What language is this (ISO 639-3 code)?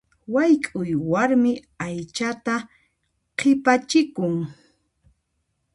qxp